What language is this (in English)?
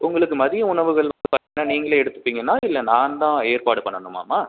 Tamil